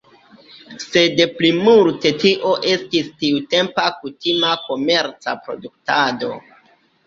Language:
Esperanto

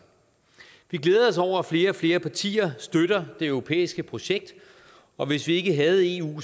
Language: Danish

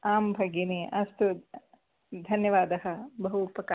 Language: Sanskrit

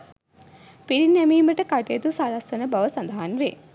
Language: Sinhala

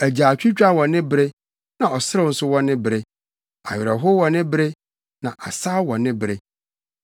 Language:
Akan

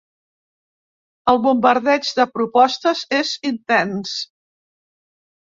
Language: Catalan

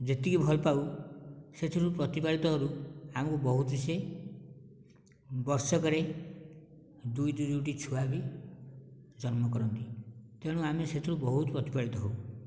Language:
Odia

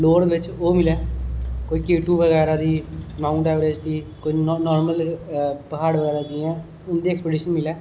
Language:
Dogri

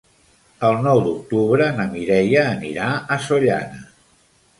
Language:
Catalan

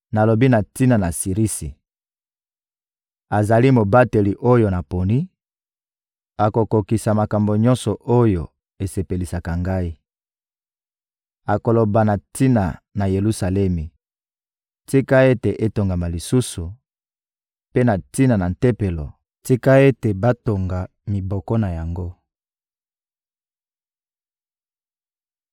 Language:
Lingala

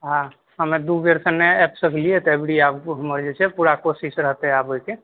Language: Maithili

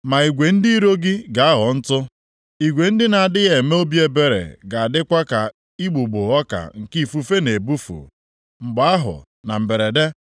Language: Igbo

